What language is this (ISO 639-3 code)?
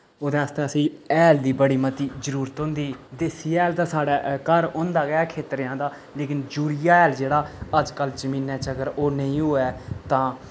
doi